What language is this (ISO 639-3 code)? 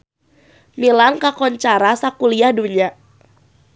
sun